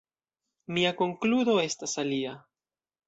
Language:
Esperanto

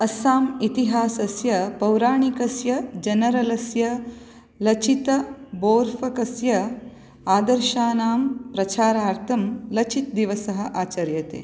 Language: Sanskrit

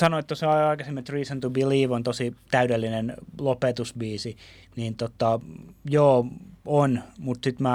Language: Finnish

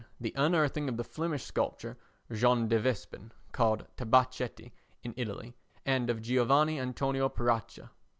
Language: English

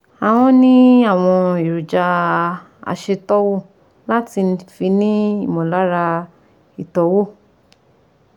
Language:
Yoruba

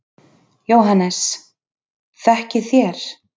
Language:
Icelandic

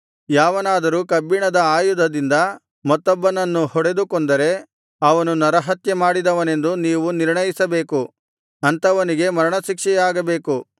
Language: Kannada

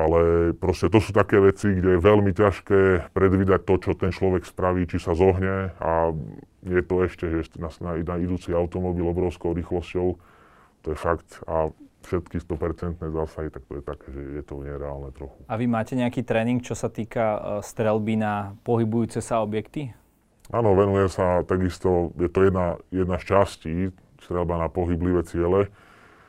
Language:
Slovak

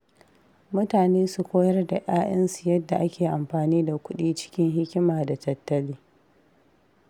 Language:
Hausa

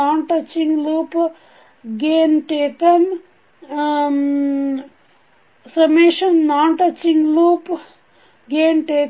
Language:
Kannada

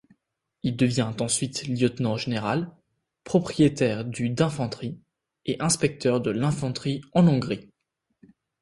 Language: French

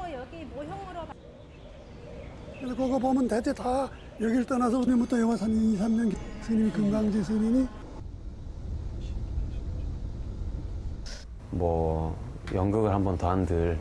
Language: Korean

